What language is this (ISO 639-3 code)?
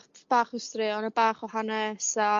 cym